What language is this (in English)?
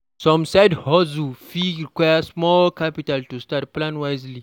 Nigerian Pidgin